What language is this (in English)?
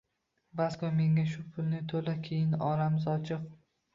Uzbek